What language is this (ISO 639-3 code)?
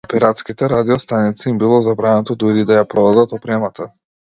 mkd